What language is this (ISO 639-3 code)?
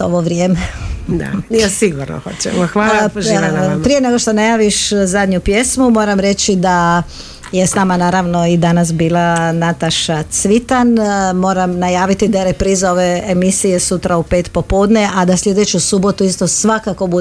hrv